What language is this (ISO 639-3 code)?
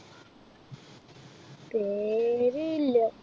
mal